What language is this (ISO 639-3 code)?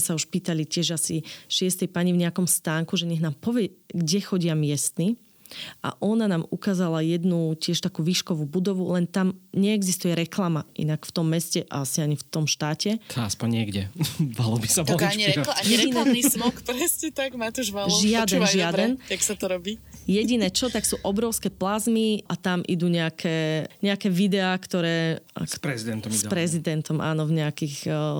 slk